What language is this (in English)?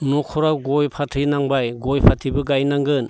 Bodo